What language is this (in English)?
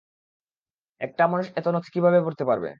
Bangla